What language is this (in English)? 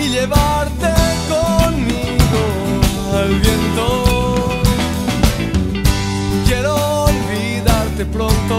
Spanish